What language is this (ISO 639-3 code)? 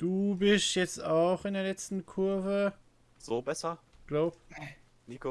deu